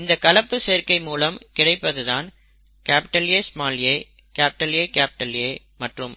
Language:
Tamil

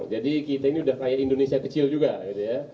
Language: Indonesian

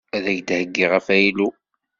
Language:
Kabyle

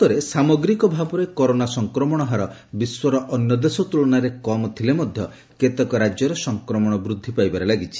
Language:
Odia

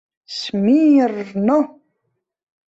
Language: Mari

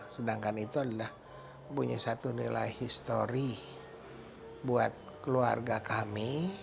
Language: Indonesian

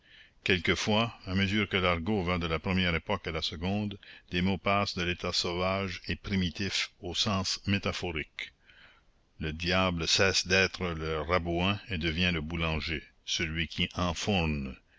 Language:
French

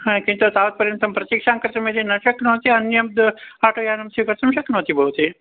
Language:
Sanskrit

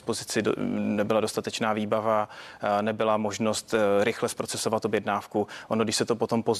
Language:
Czech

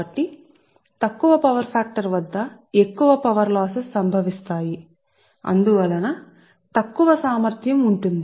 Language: Telugu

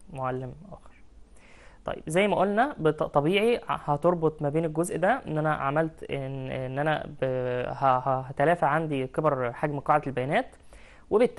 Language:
Arabic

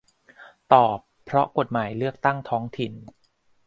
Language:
Thai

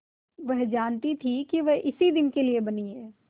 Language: Hindi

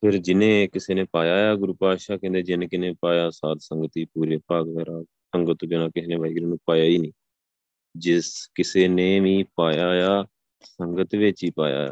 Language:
Punjabi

